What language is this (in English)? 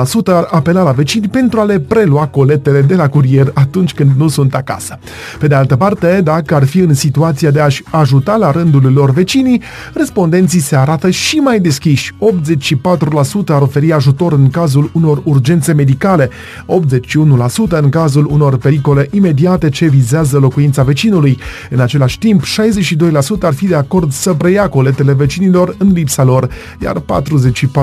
Romanian